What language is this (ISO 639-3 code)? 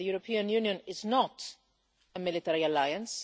eng